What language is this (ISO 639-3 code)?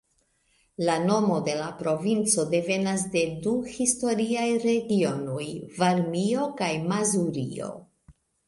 epo